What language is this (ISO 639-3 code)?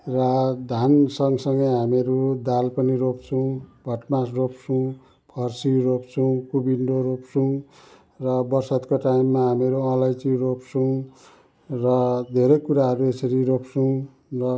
nep